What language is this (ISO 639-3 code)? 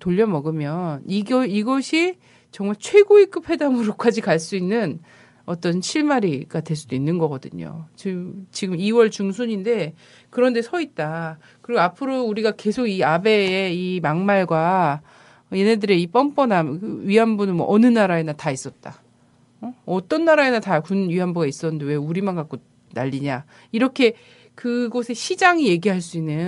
kor